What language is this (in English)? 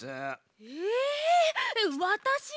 Japanese